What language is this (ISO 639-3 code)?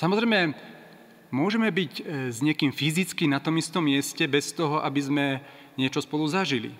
slk